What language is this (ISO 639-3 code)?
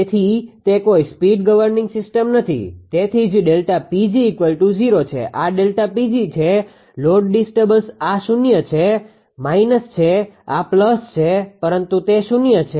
guj